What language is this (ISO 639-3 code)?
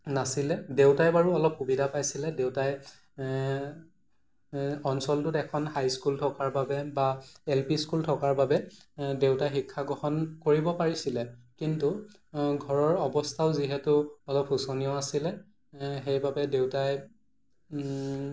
asm